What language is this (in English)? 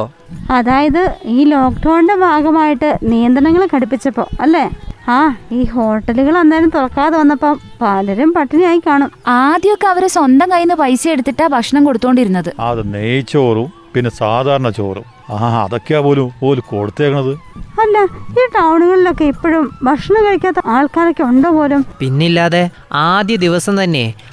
Malayalam